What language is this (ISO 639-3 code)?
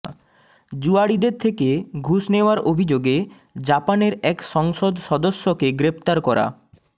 ben